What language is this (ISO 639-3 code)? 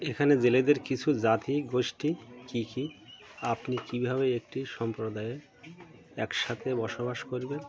ben